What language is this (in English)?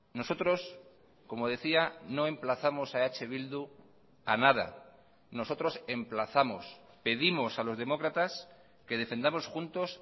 Spanish